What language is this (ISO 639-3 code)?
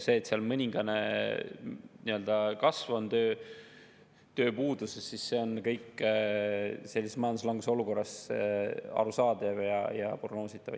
est